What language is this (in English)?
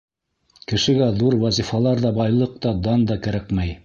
Bashkir